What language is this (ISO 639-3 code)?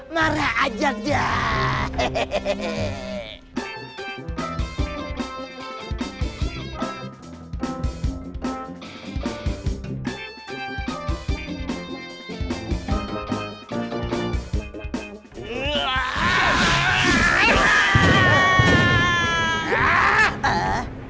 ind